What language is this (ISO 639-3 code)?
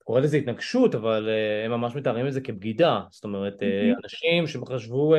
heb